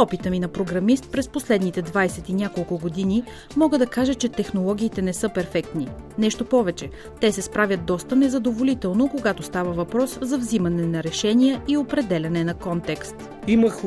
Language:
Bulgarian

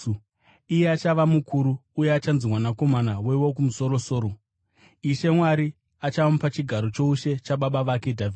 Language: Shona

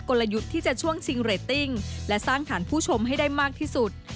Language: Thai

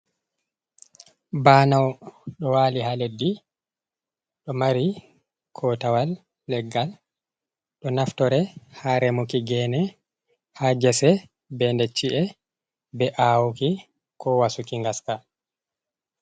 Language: Fula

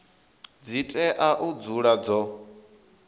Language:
Venda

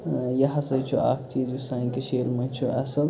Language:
Kashmiri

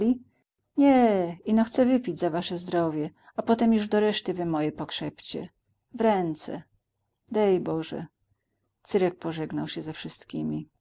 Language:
Polish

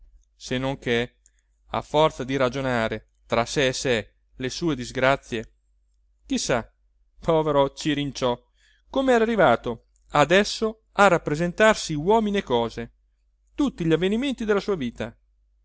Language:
Italian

